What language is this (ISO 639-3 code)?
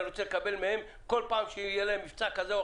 heb